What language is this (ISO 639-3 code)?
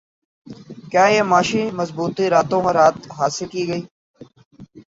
urd